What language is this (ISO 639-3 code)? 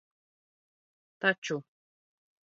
lav